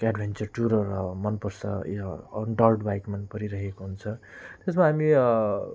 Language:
Nepali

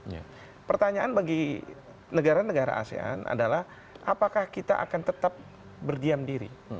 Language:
Indonesian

